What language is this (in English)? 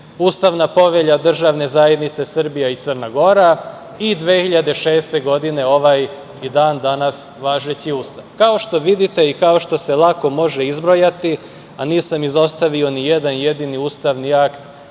Serbian